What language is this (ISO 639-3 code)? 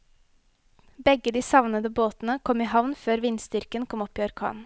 nor